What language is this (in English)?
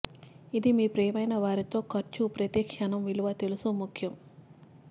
Telugu